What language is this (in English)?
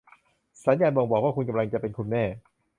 Thai